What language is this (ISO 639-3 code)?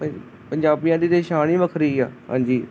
pan